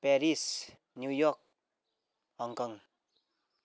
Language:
Nepali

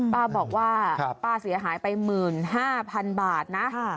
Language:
Thai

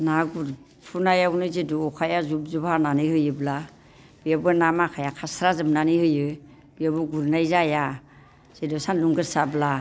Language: Bodo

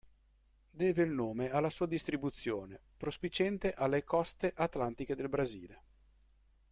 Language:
Italian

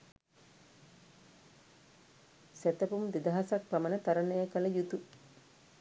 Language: Sinhala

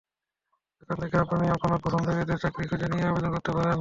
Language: Bangla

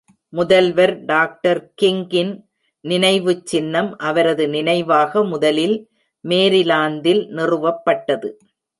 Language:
Tamil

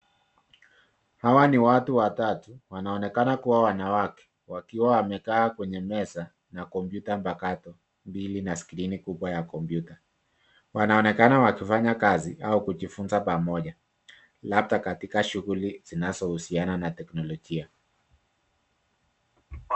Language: Swahili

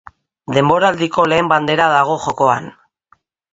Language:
Basque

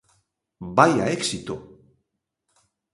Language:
Galician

